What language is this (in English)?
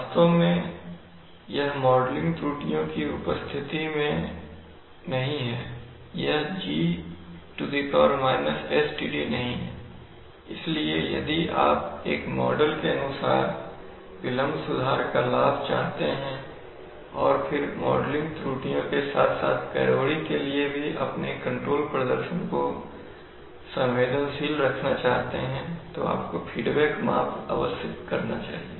Hindi